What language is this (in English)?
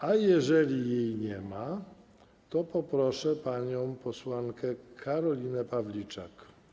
Polish